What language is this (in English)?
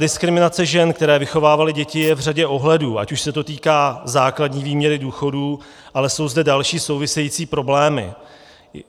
Czech